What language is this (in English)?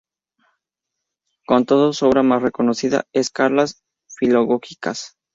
Spanish